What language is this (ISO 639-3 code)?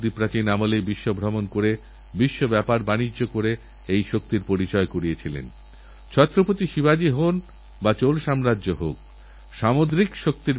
ben